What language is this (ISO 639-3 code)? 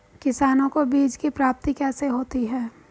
hin